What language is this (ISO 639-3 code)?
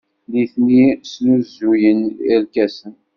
kab